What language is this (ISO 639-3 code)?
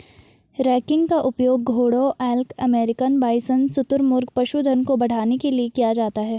hin